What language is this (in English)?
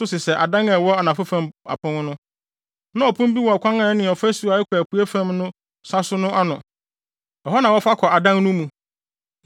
Akan